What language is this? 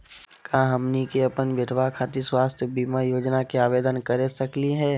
Magahi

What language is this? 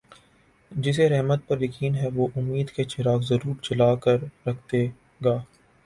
Urdu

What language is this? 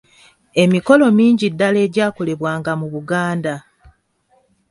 Ganda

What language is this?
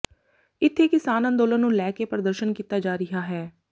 Punjabi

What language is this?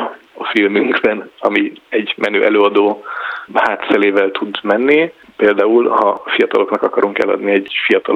Hungarian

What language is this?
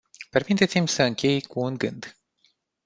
Romanian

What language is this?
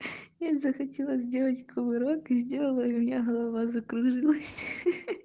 Russian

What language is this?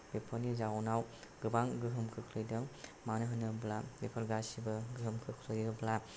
Bodo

